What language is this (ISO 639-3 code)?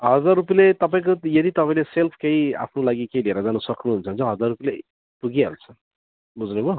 nep